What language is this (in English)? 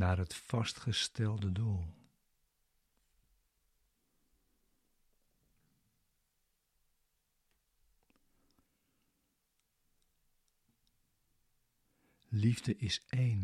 Dutch